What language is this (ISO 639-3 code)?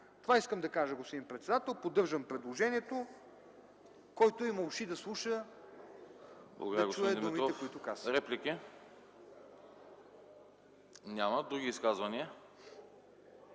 bul